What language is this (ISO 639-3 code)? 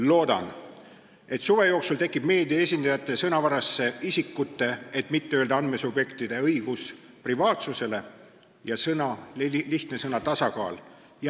est